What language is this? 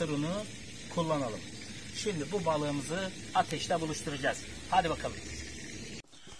Turkish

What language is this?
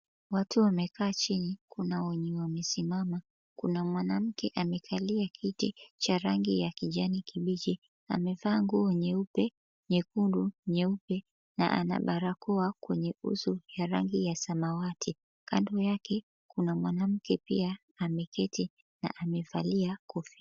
Swahili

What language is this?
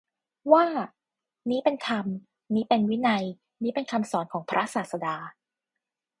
Thai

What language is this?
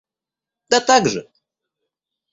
Russian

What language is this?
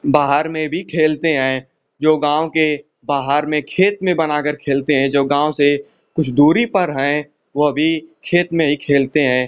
Hindi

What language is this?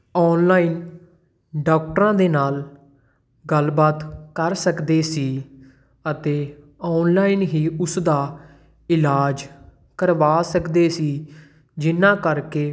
Punjabi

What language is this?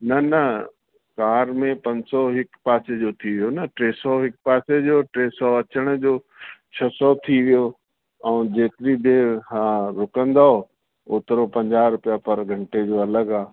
Sindhi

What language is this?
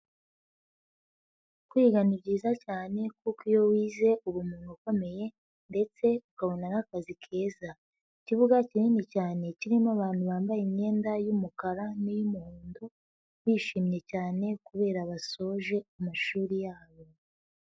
Kinyarwanda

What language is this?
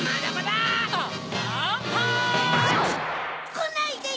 Japanese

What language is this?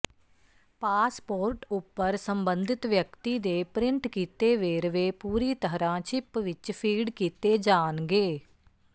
Punjabi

